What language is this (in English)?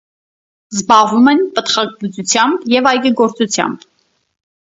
Armenian